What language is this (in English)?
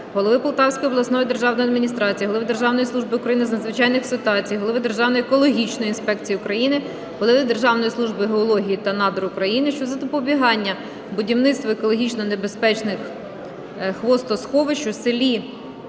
Ukrainian